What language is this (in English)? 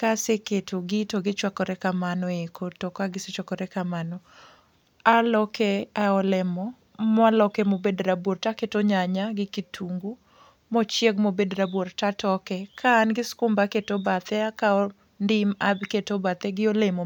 Luo (Kenya and Tanzania)